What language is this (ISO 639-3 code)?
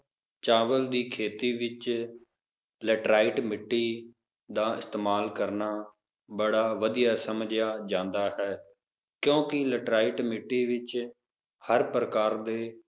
pan